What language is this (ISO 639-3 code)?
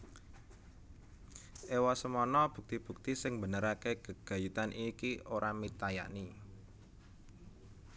jav